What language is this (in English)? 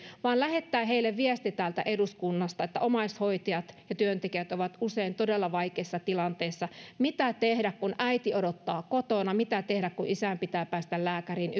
Finnish